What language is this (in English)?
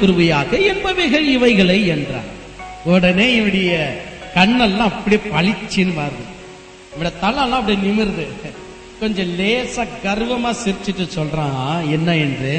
Tamil